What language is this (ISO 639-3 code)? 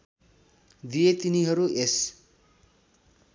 nep